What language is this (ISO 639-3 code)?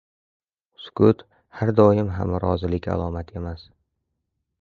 uzb